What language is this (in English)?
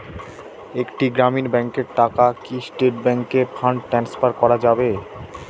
Bangla